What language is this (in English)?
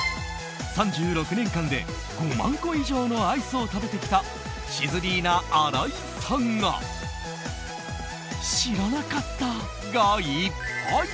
Japanese